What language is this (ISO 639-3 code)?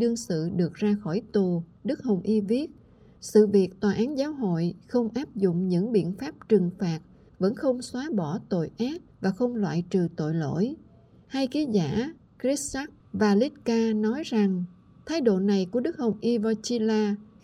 vie